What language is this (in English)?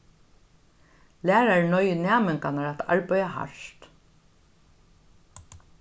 Faroese